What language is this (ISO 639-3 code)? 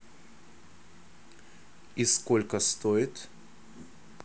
rus